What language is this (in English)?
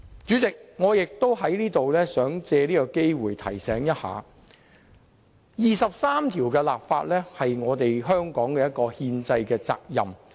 Cantonese